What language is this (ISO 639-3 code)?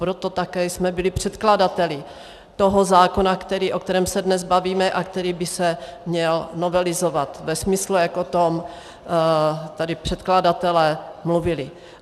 ces